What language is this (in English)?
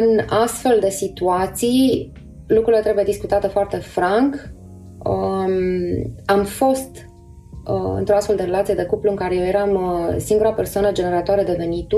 Romanian